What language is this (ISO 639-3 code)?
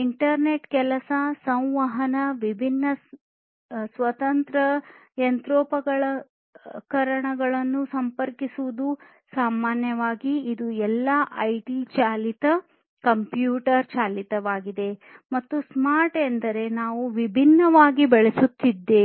kan